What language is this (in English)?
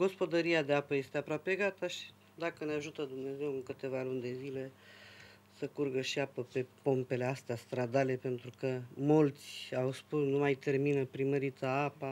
Romanian